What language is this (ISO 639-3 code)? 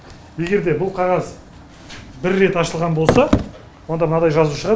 kaz